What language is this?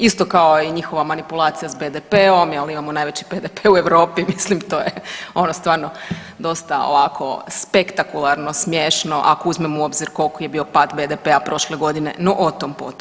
Croatian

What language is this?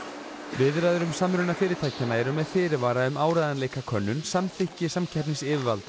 Icelandic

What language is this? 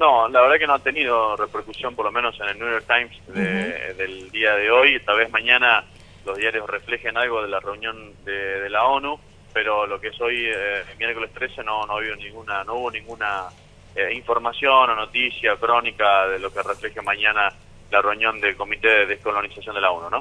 Spanish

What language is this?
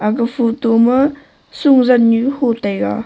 Wancho Naga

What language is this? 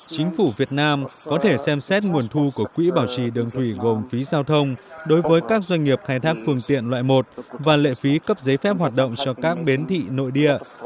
Vietnamese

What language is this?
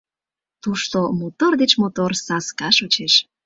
Mari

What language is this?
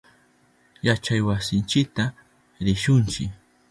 Southern Pastaza Quechua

